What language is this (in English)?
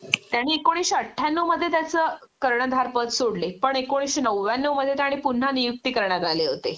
Marathi